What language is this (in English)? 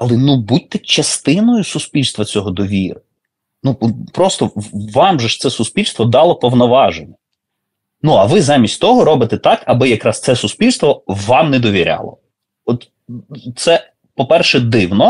Ukrainian